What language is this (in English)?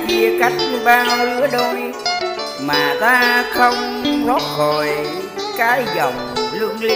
Vietnamese